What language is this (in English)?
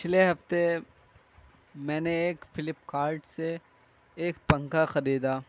Urdu